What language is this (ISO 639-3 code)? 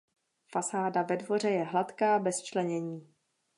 ces